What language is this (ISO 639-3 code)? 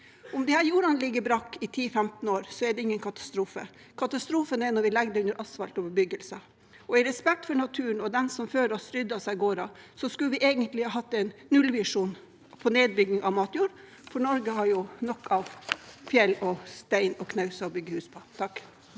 nor